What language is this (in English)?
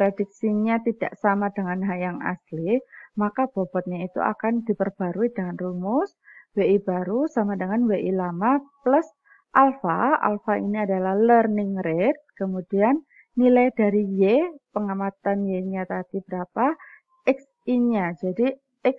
Indonesian